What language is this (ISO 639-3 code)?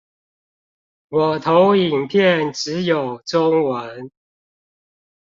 zho